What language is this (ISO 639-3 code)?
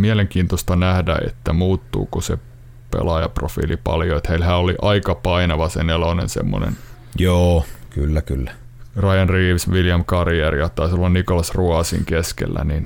fin